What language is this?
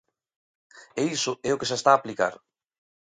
Galician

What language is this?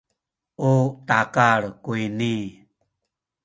Sakizaya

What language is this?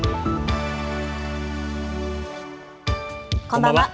Japanese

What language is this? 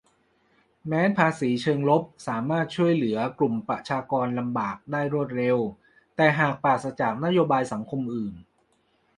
Thai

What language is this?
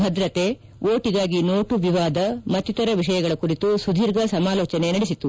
Kannada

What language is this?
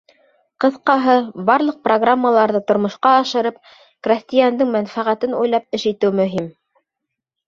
Bashkir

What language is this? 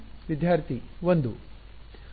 Kannada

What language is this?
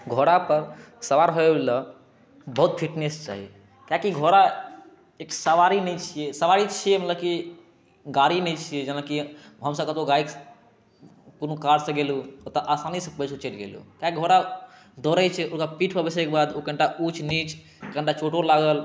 Maithili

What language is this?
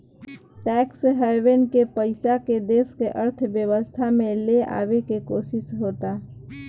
Bhojpuri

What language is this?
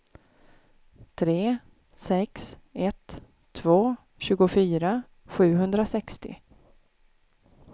Swedish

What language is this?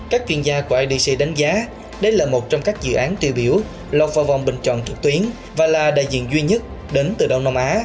Vietnamese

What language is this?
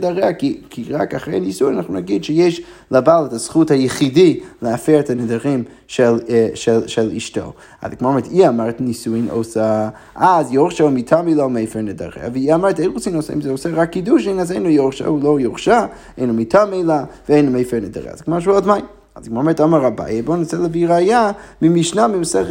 Hebrew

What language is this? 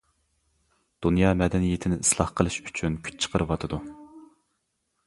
Uyghur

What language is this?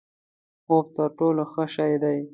Pashto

